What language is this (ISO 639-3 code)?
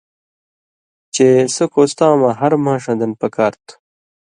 mvy